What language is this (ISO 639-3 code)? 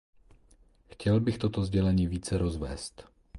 ces